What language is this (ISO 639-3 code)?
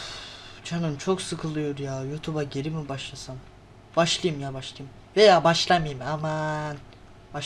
tur